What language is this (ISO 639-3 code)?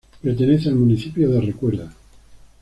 spa